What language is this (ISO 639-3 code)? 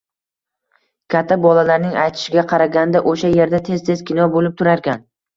uzb